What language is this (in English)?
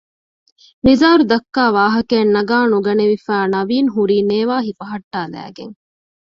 Divehi